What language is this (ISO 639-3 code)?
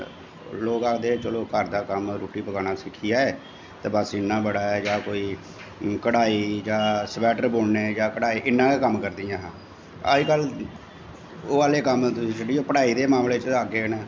doi